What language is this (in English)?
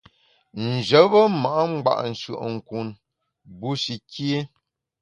Bamun